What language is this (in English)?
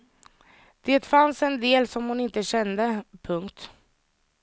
Swedish